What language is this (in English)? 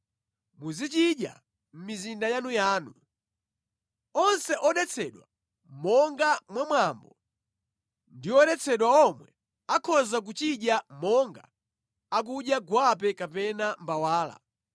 Nyanja